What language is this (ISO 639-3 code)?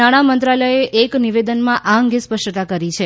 guj